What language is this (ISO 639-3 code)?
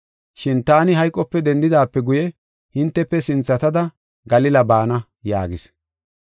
gof